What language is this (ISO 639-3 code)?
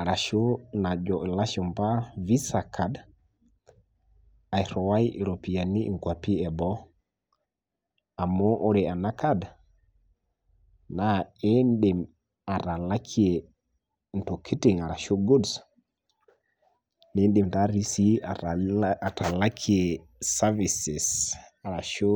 mas